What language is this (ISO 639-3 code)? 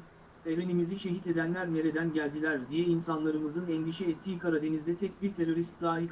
tur